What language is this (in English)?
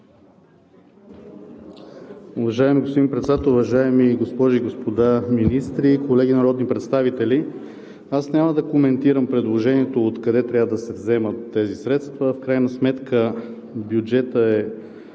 Bulgarian